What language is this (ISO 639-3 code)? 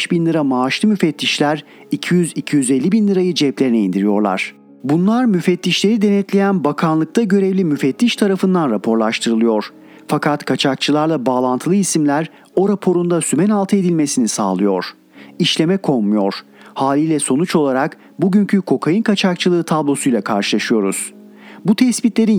tur